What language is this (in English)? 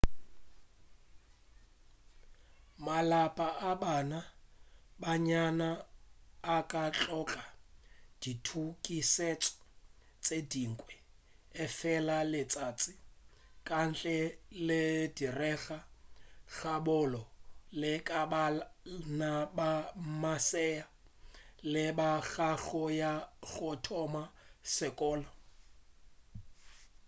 Northern Sotho